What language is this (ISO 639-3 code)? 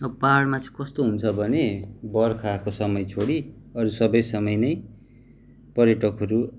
nep